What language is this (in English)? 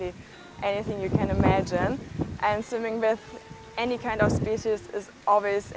Indonesian